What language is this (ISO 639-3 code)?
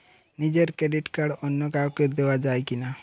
ben